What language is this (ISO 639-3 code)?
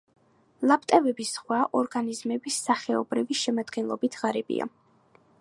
kat